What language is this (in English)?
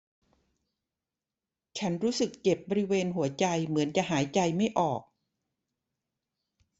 Thai